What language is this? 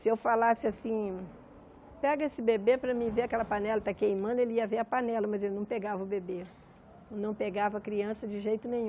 Portuguese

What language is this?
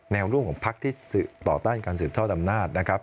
Thai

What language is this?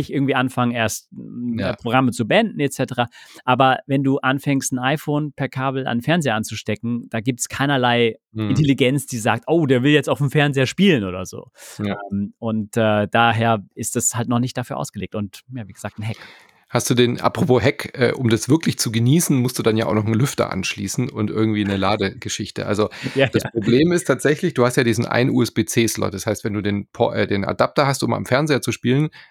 German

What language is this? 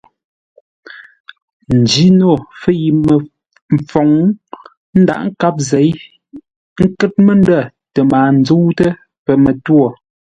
Ngombale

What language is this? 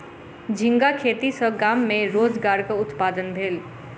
Maithili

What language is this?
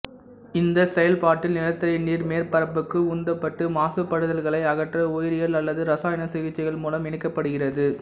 Tamil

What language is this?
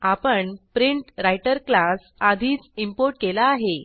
Marathi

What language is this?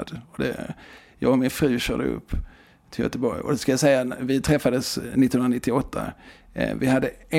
Swedish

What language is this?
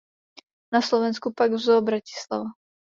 Czech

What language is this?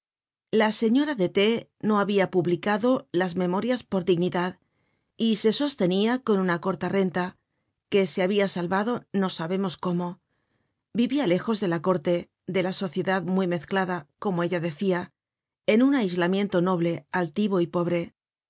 Spanish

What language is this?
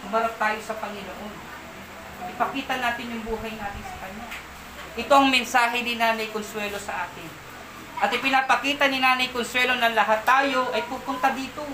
Filipino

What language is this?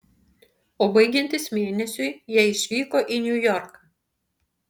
Lithuanian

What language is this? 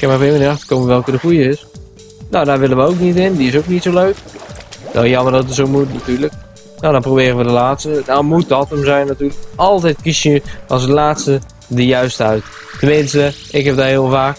Dutch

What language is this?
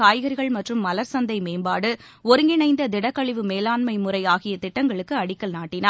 Tamil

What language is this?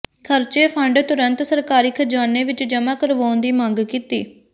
Punjabi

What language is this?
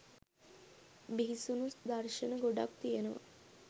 Sinhala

